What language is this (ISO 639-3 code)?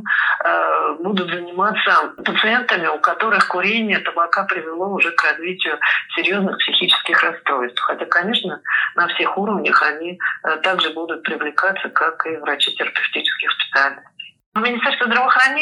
rus